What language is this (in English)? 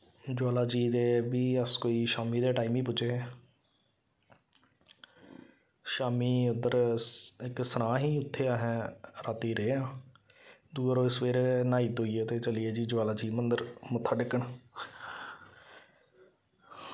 Dogri